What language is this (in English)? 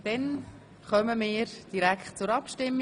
Swiss German